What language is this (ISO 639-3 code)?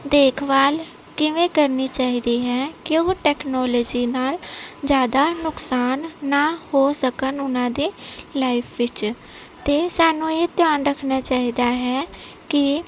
pan